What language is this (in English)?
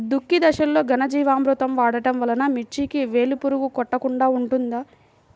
Telugu